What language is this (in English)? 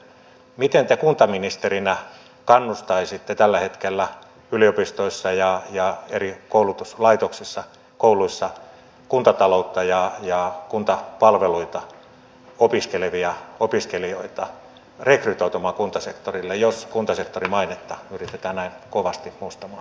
Finnish